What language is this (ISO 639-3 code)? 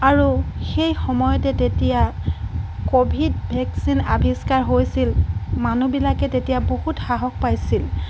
asm